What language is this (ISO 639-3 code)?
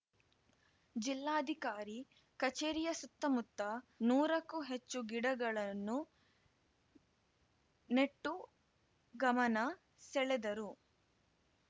kan